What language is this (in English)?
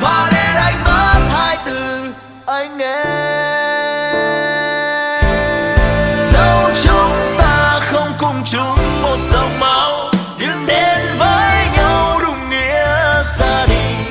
Vietnamese